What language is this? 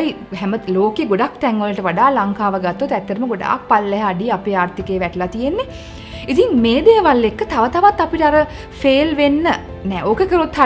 Hindi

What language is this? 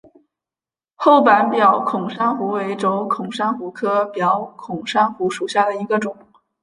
Chinese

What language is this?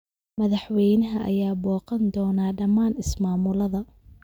Somali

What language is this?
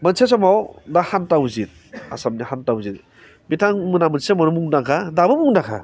Bodo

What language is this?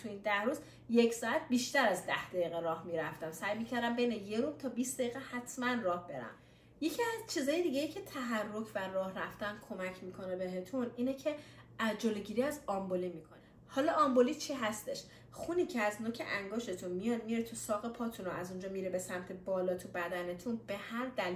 Persian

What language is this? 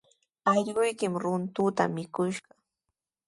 Sihuas Ancash Quechua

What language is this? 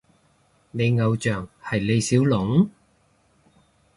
Cantonese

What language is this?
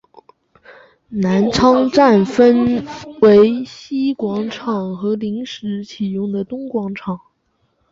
Chinese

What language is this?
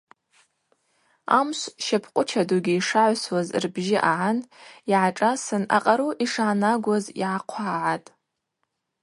Abaza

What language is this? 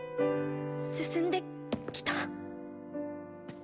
Japanese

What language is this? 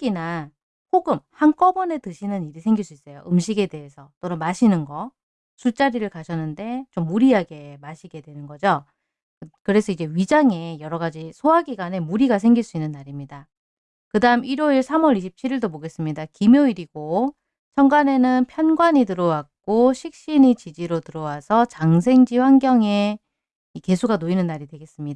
Korean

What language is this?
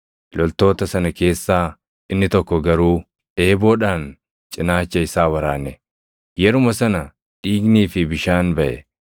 Oromo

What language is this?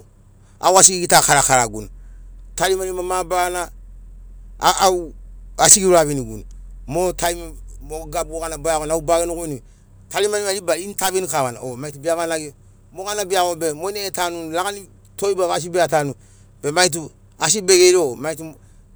Sinaugoro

